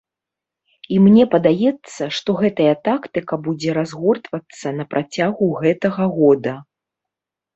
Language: Belarusian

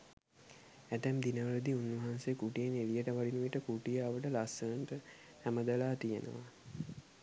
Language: Sinhala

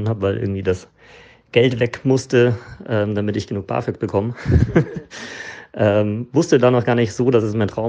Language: German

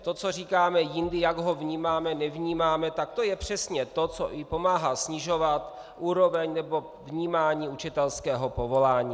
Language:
Czech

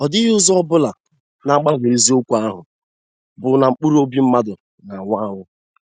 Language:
Igbo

